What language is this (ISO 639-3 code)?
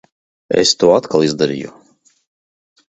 lav